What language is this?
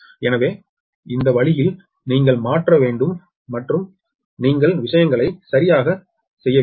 Tamil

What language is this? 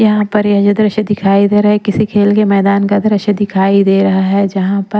Hindi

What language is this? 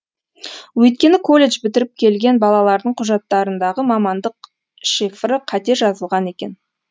Kazakh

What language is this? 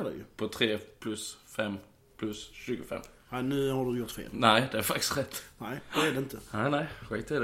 Swedish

